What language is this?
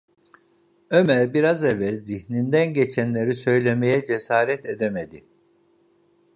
Turkish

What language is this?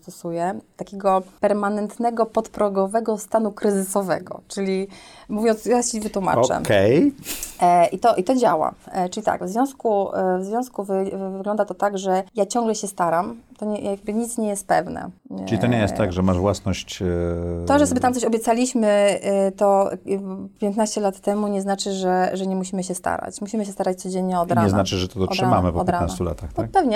Polish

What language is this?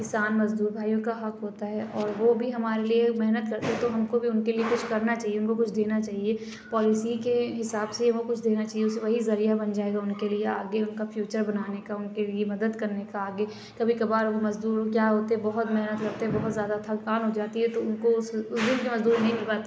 Urdu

